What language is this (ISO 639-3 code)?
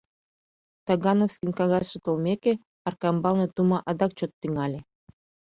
chm